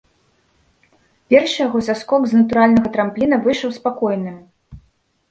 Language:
Belarusian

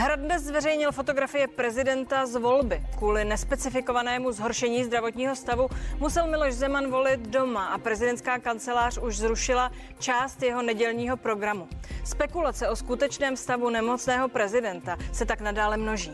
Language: Czech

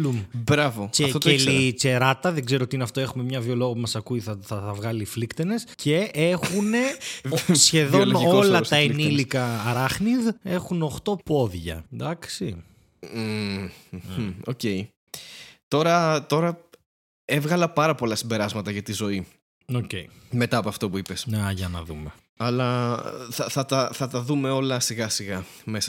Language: Greek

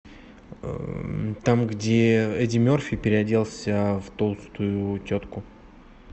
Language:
Russian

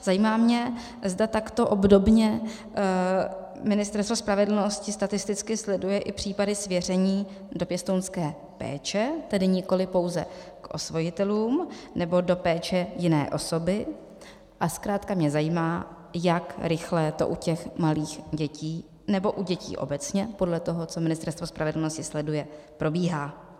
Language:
Czech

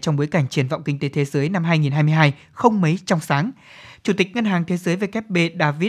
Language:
Vietnamese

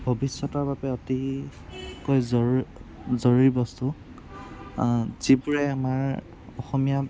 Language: Assamese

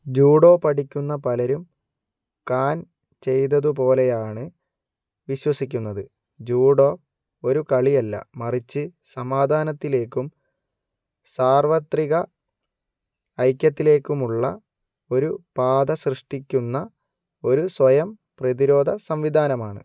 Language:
Malayalam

